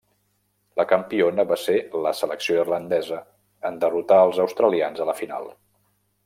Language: Catalan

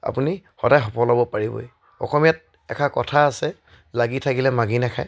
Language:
Assamese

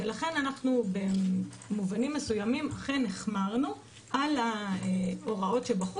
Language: Hebrew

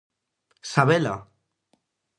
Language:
Galician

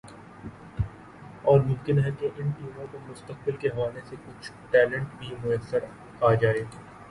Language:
Urdu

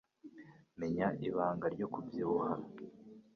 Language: Kinyarwanda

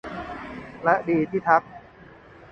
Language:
Thai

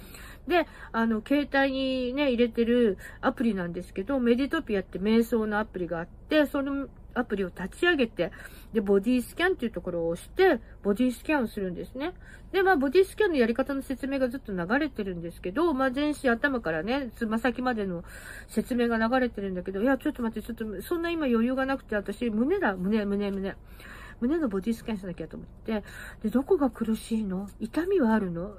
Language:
Japanese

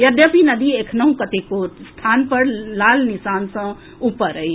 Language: Maithili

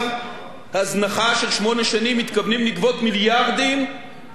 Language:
Hebrew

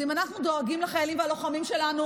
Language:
Hebrew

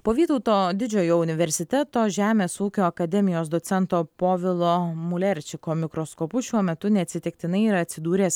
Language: Lithuanian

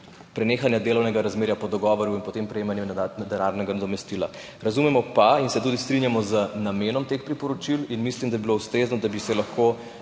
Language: Slovenian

